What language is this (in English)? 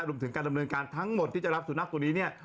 Thai